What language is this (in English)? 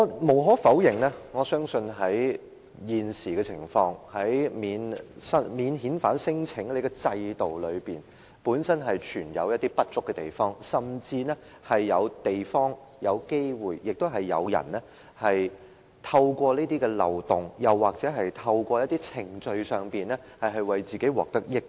Cantonese